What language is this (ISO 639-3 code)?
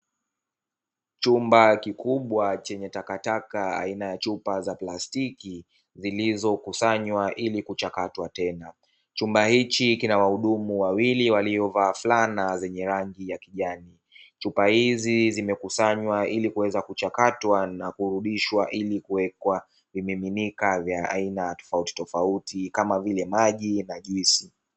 swa